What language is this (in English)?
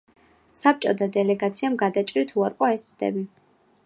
Georgian